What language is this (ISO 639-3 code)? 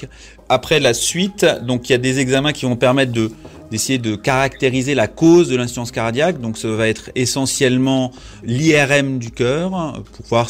fra